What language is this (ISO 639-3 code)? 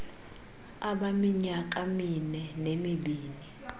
xho